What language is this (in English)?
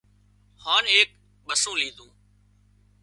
Wadiyara Koli